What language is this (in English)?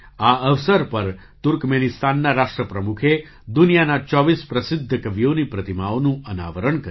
Gujarati